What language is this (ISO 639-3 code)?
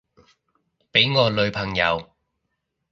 yue